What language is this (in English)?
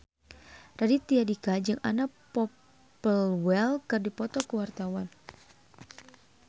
Sundanese